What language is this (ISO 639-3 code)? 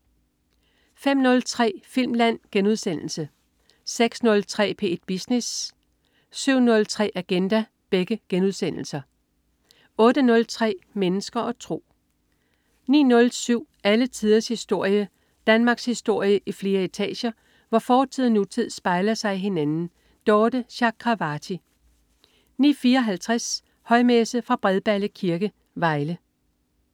dan